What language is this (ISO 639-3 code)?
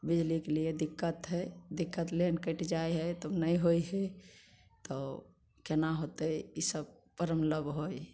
mai